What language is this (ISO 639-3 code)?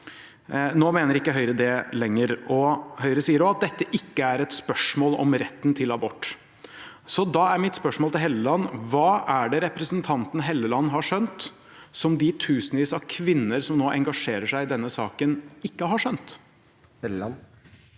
nor